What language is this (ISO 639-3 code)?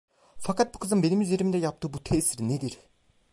tur